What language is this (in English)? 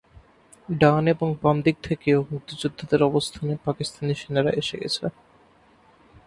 Bangla